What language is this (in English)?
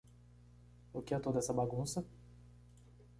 Portuguese